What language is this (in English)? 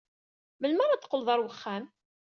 Kabyle